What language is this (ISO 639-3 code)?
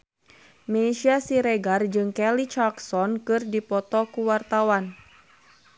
sun